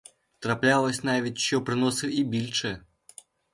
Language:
Ukrainian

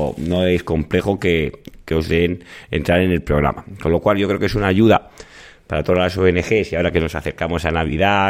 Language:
Spanish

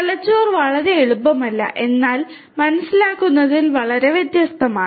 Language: Malayalam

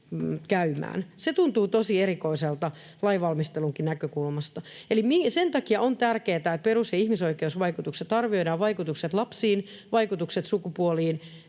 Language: Finnish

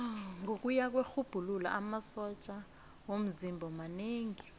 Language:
South Ndebele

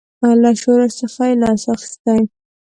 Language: Pashto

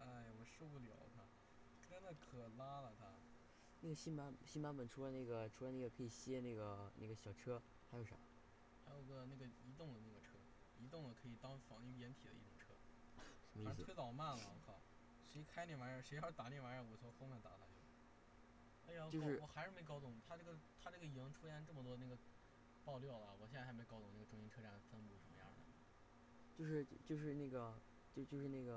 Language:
Chinese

